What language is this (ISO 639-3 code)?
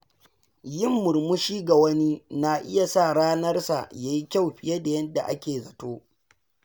hau